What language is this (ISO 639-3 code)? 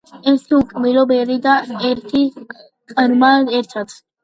kat